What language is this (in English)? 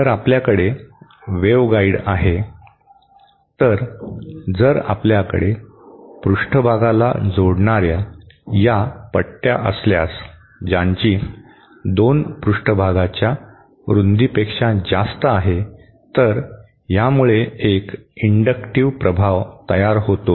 Marathi